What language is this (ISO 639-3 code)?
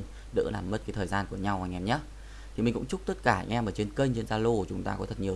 vie